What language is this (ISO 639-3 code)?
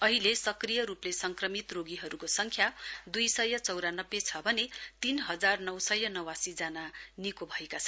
nep